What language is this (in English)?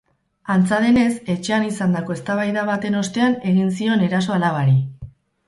Basque